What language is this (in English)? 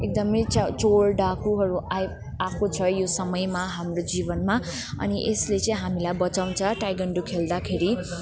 Nepali